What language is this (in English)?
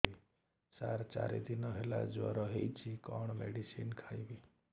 Odia